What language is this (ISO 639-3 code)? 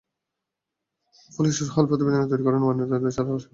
ben